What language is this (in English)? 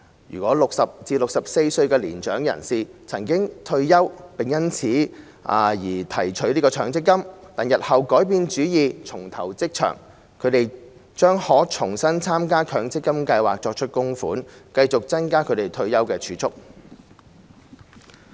Cantonese